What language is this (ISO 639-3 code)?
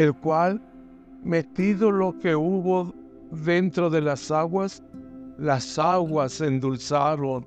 spa